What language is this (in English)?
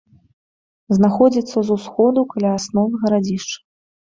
Belarusian